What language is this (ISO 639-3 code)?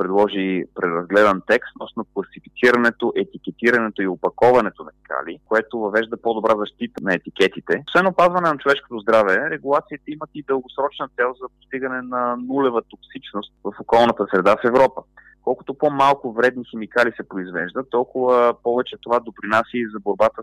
bul